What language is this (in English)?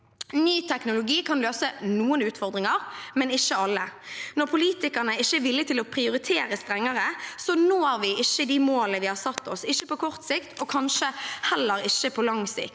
Norwegian